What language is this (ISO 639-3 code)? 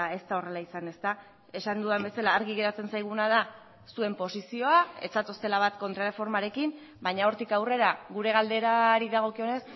eus